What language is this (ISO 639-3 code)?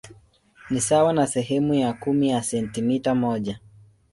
swa